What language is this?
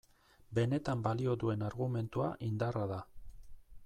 Basque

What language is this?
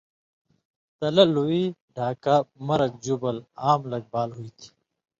Indus Kohistani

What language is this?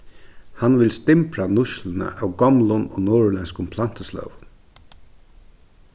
Faroese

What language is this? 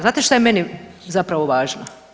Croatian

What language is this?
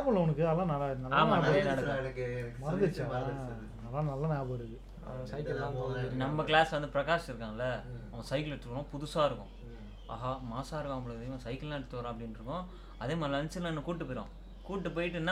Tamil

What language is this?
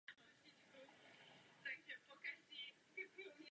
Czech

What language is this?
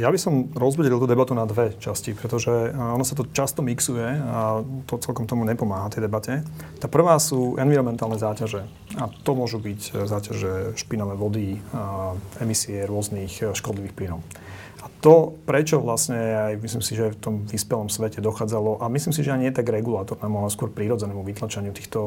Slovak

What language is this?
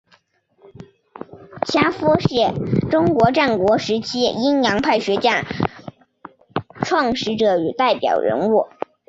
Chinese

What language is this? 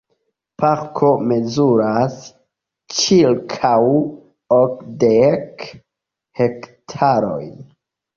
Esperanto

